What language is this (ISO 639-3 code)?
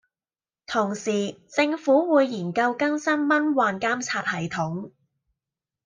yue